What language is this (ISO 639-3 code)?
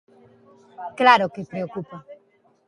glg